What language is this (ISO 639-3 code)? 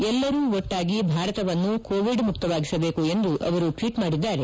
kan